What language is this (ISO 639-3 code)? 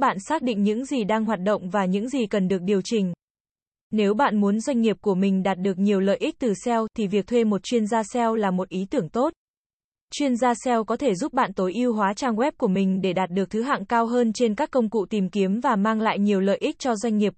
vie